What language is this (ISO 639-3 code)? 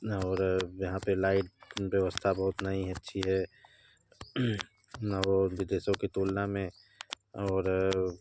hin